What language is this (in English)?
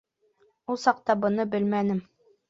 Bashkir